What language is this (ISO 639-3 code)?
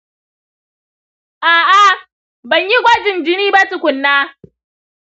hau